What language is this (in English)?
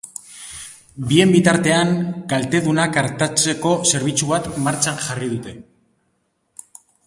Basque